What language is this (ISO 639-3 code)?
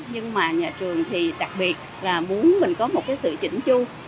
vie